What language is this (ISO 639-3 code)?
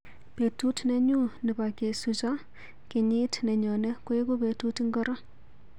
kln